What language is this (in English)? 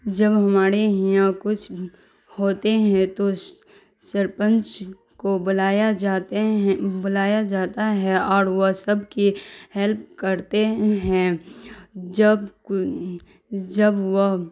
Urdu